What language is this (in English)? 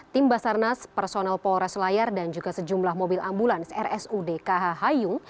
Indonesian